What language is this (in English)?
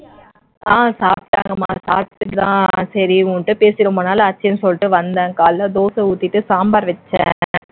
Tamil